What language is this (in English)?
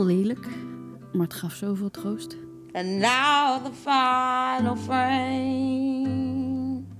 Dutch